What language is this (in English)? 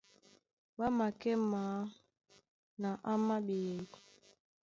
Duala